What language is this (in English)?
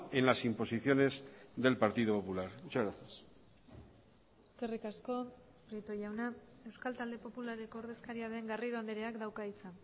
Basque